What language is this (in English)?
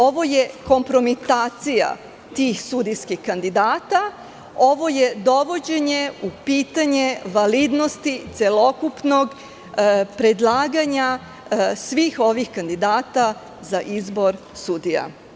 Serbian